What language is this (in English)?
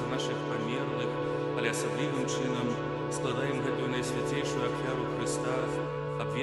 Czech